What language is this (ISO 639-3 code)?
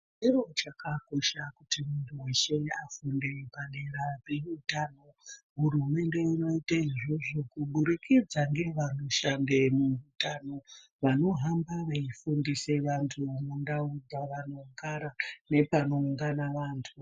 ndc